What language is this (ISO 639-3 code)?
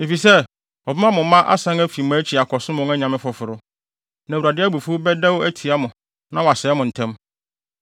aka